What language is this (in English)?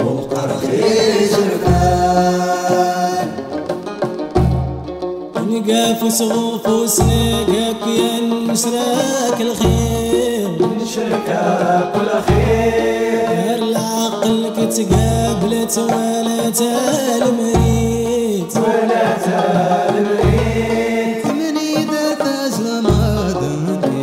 Arabic